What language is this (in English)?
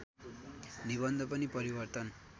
Nepali